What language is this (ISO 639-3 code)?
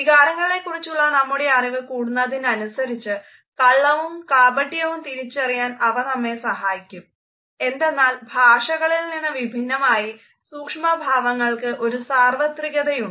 mal